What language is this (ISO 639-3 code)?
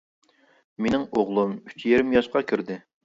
uig